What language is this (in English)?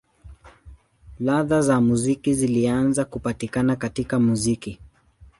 Swahili